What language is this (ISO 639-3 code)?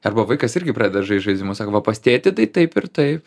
lit